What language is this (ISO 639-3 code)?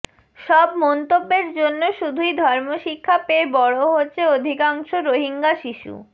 ben